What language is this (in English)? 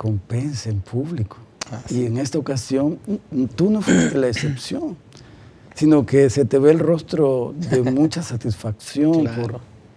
Spanish